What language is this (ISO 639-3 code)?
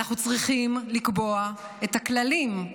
heb